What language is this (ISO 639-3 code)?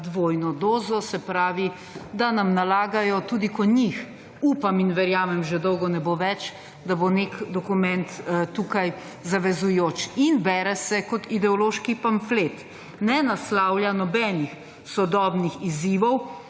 slv